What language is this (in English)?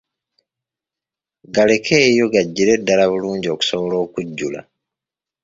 Ganda